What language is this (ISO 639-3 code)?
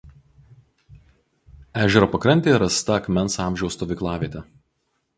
lit